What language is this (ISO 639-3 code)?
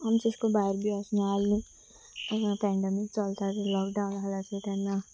kok